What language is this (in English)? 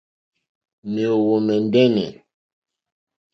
Mokpwe